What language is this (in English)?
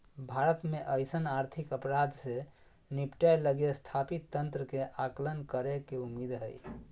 Magahi